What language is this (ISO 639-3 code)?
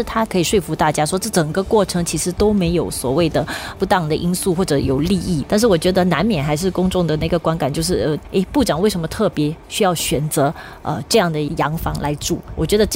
zho